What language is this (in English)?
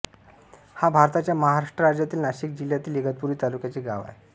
Marathi